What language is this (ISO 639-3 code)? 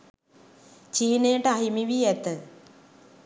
sin